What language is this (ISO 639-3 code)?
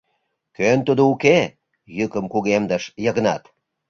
chm